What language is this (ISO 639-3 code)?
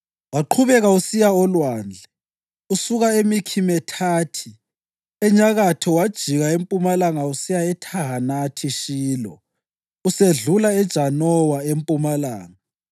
nde